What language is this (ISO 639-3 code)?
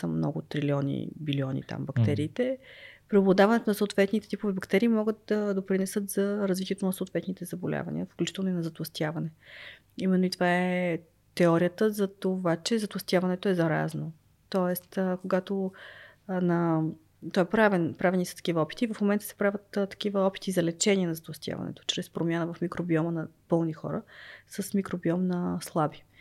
bul